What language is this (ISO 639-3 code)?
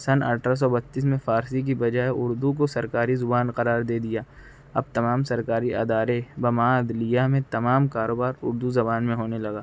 urd